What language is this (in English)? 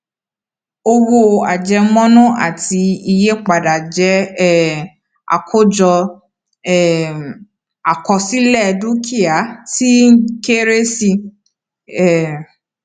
Yoruba